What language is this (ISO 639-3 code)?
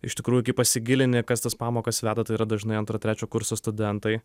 lit